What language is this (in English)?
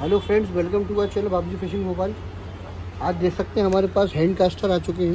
Hindi